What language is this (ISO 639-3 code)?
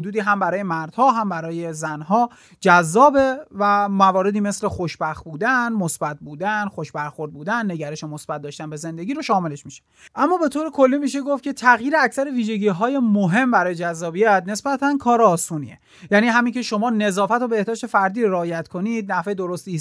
fas